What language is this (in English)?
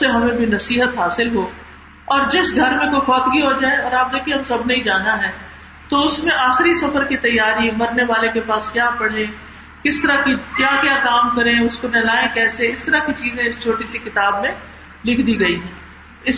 Urdu